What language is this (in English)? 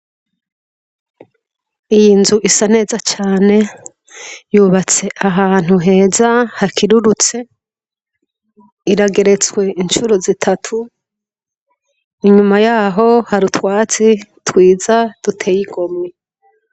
Rundi